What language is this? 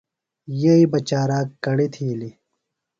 Phalura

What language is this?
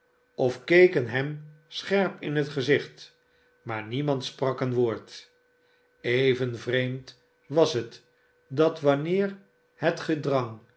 Dutch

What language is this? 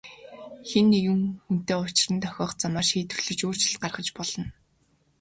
Mongolian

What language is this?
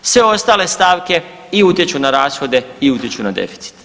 Croatian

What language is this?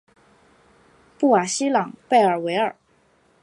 Chinese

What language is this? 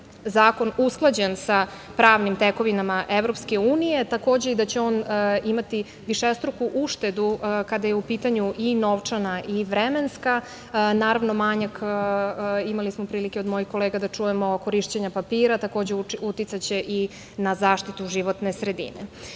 Serbian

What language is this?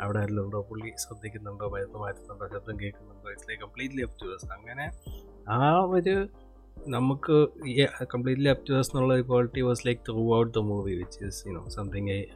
Malayalam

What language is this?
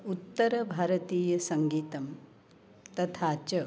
Sanskrit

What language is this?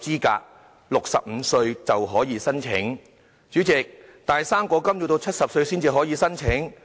Cantonese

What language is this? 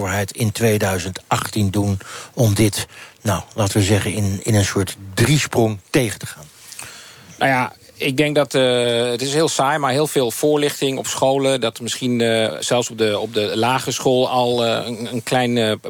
Dutch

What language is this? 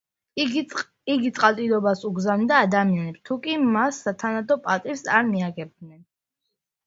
Georgian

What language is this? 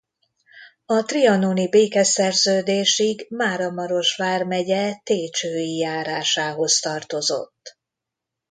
Hungarian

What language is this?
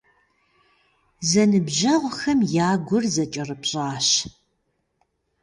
Kabardian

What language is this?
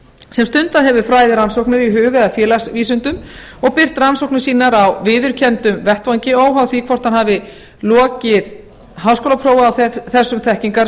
Icelandic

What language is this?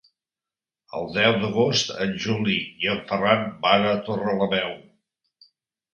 Catalan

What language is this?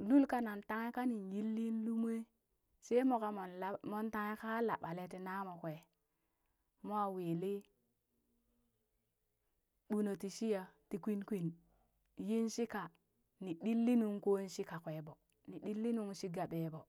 Burak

